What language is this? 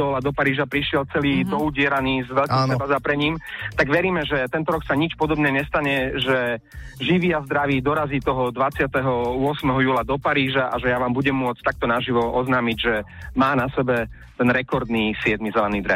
Slovak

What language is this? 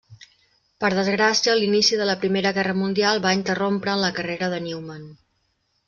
Catalan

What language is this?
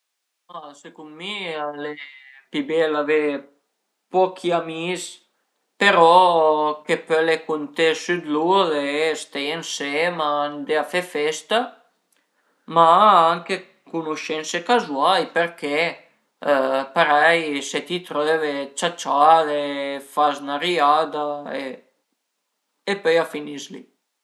Piedmontese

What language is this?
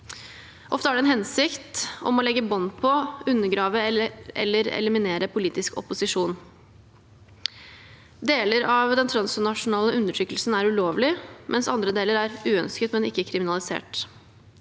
Norwegian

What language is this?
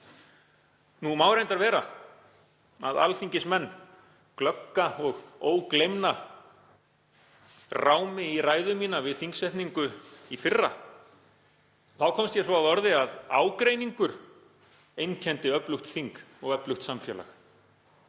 Icelandic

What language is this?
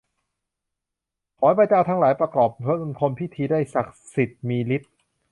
Thai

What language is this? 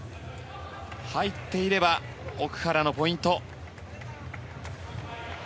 Japanese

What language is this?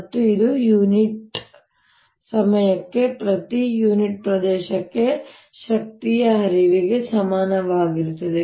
Kannada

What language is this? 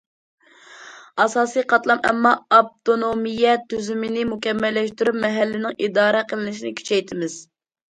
Uyghur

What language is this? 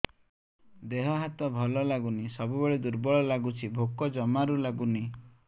Odia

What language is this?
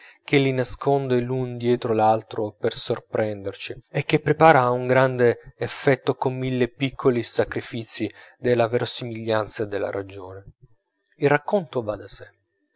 Italian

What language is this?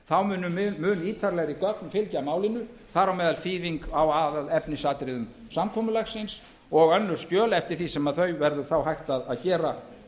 Icelandic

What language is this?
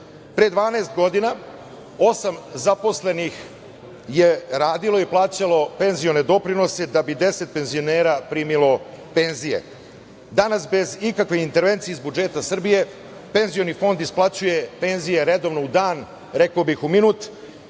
Serbian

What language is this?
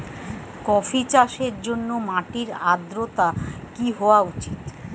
Bangla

